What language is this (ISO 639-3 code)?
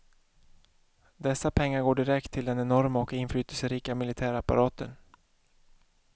swe